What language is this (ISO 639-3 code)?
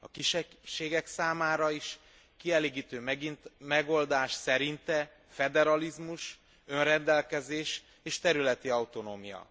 hun